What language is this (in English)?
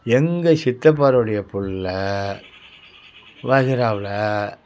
Tamil